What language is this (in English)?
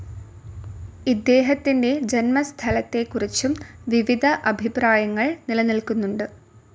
Malayalam